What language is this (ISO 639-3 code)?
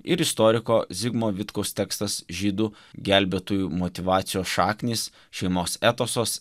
lit